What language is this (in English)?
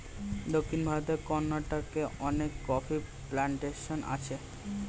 Bangla